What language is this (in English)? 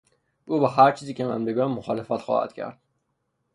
Persian